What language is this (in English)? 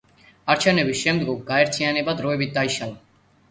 Georgian